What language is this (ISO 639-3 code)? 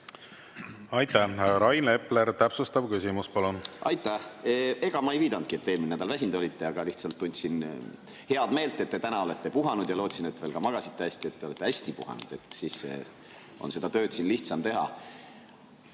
est